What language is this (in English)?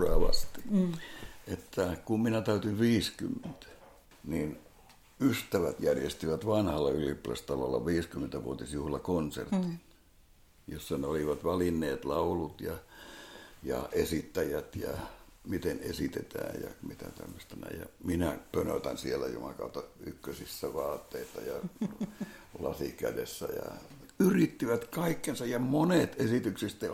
Finnish